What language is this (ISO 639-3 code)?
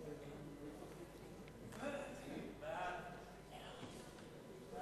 heb